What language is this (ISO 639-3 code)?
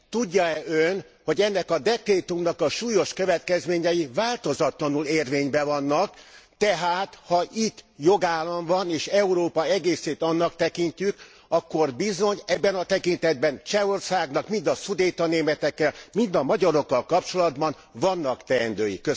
hun